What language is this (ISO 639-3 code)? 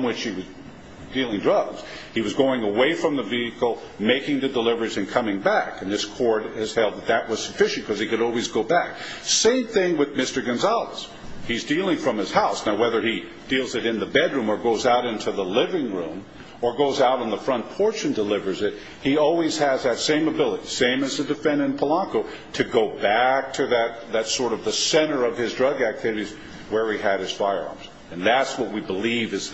eng